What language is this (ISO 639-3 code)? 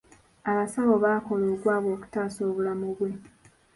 lug